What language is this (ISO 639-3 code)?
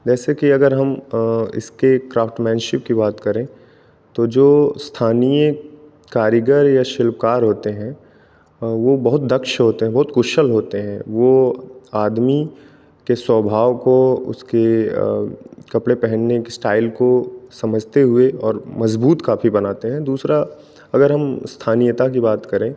hin